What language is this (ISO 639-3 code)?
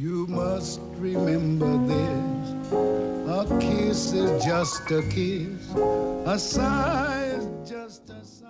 kor